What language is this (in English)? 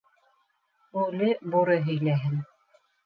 Bashkir